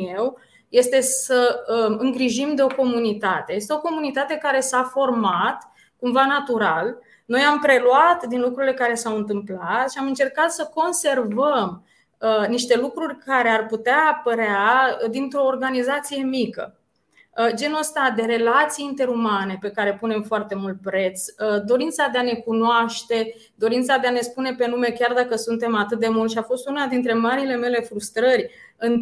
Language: Romanian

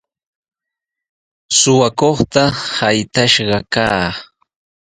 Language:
Sihuas Ancash Quechua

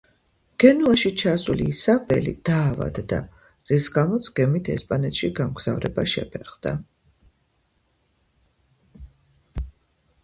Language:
Georgian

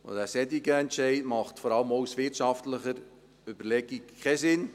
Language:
Swiss German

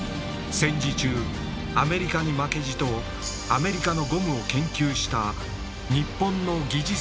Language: Japanese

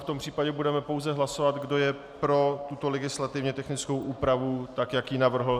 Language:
Czech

